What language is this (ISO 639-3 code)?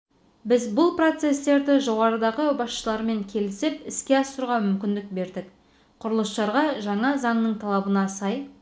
kaz